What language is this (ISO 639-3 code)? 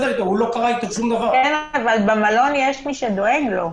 heb